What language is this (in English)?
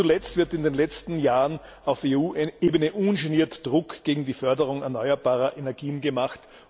German